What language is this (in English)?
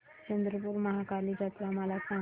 Marathi